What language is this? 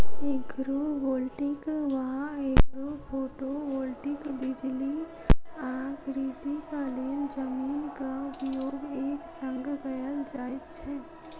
Maithili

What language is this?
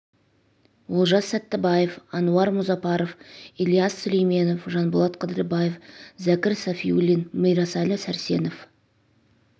Kazakh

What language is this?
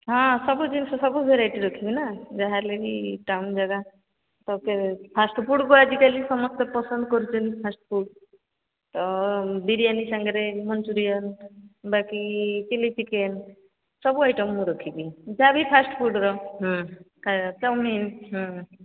Odia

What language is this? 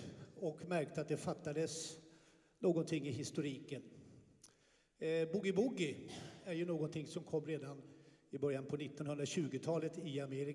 Swedish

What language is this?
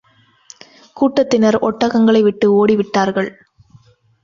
Tamil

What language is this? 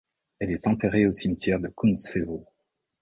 French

